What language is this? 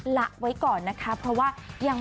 Thai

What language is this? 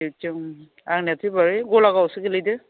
Bodo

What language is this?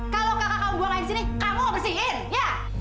Indonesian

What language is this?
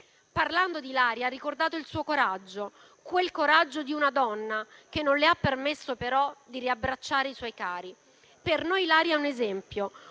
Italian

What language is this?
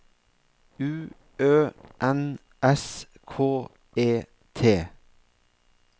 Norwegian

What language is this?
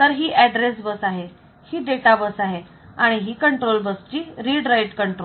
Marathi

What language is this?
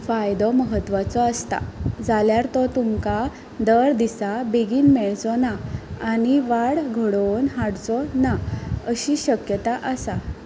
Konkani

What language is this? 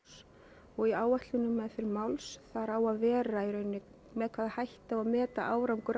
Icelandic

